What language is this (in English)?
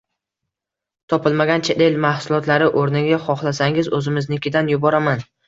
Uzbek